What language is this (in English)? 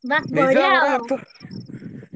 Odia